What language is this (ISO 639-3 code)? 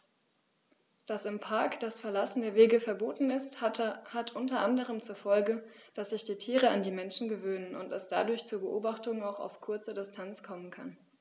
deu